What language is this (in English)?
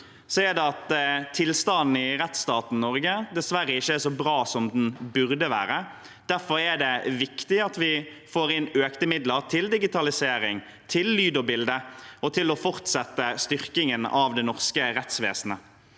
Norwegian